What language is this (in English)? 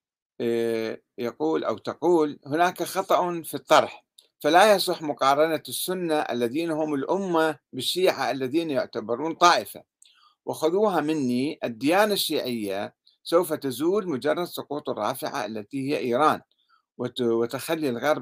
Arabic